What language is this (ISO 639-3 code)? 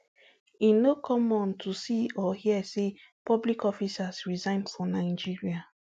pcm